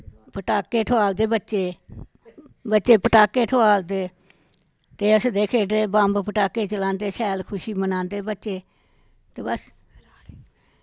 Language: Dogri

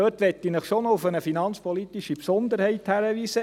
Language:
Swiss German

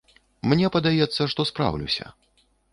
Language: Belarusian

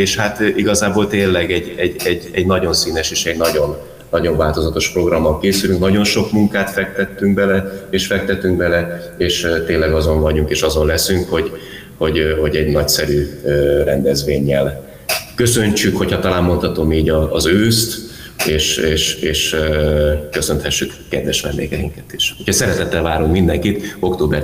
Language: Hungarian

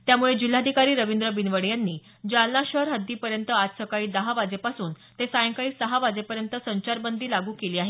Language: Marathi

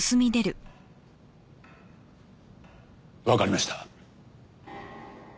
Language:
Japanese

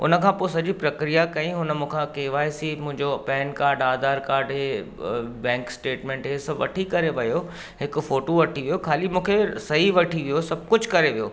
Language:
Sindhi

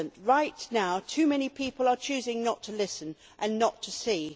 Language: English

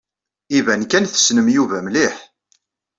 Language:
Kabyle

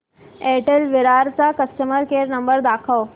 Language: Marathi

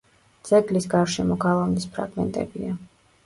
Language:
Georgian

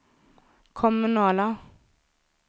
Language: Swedish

